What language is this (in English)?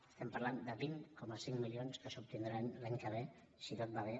Catalan